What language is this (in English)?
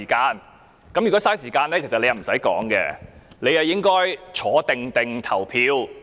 Cantonese